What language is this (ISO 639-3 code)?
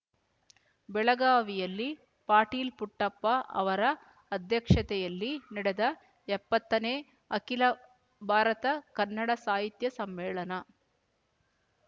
kan